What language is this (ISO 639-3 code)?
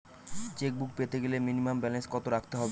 ben